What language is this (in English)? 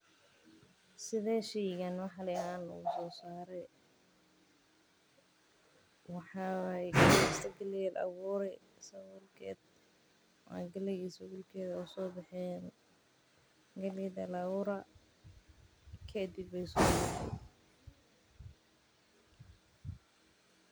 Somali